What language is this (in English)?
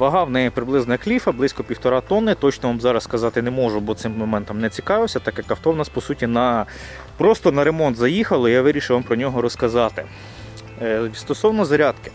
Ukrainian